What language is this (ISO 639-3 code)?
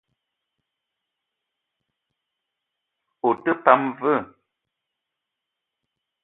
eto